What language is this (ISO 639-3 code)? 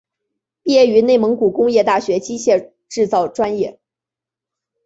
zho